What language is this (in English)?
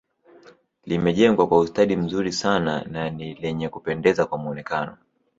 Swahili